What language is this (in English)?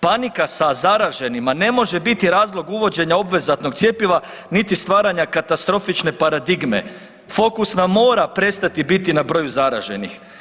Croatian